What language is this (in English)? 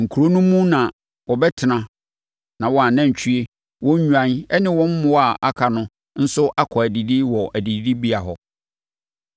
Akan